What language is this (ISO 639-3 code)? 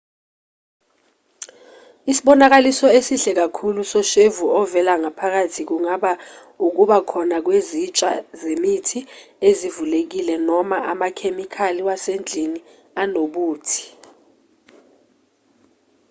zul